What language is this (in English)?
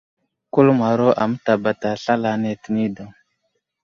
Wuzlam